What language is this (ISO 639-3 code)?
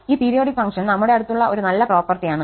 mal